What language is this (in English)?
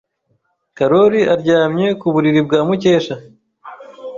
Kinyarwanda